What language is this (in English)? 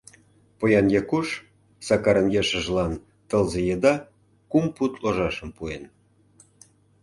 Mari